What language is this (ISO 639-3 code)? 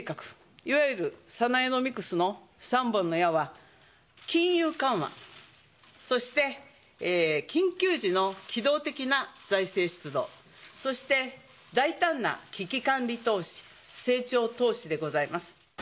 jpn